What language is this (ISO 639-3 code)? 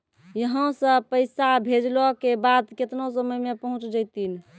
mai